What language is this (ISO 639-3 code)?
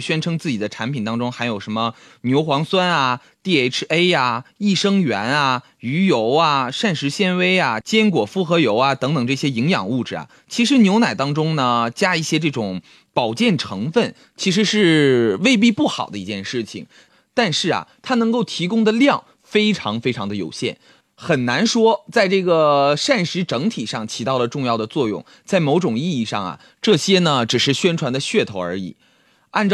zho